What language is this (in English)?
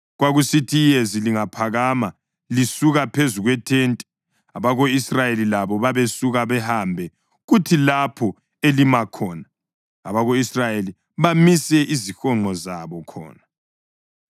North Ndebele